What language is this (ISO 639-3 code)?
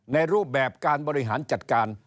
tha